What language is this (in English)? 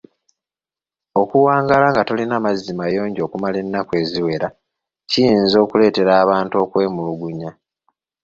Ganda